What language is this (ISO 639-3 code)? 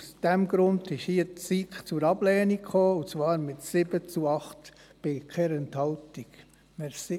gsw